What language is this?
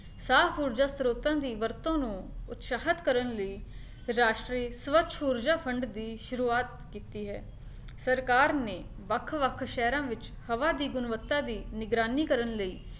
Punjabi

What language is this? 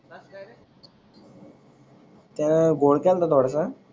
Marathi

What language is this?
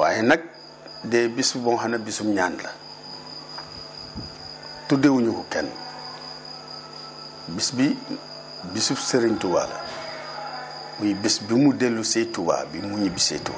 Arabic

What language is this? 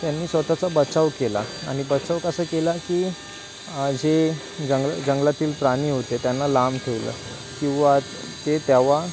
Marathi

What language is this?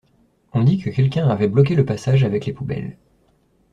French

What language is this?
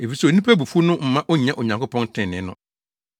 Akan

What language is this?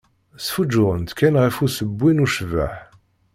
Kabyle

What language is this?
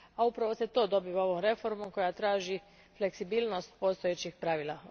Croatian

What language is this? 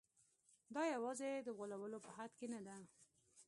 Pashto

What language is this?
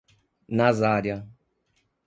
Portuguese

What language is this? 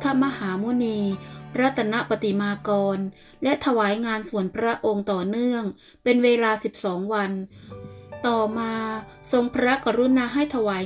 Thai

